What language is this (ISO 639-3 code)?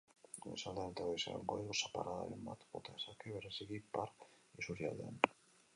eus